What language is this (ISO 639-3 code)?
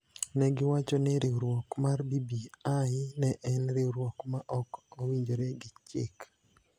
luo